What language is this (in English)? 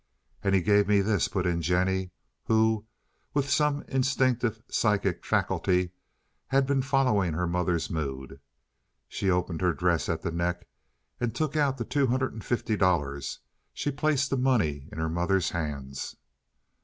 English